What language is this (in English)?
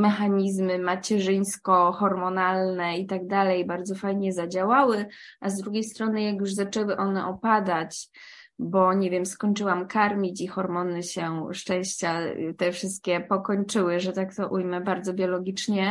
Polish